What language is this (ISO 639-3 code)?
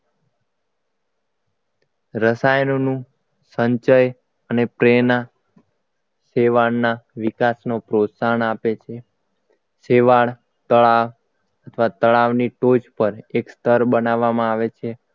guj